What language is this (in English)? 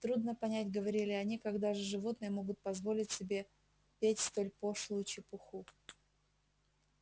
Russian